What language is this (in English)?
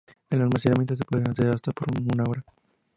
Spanish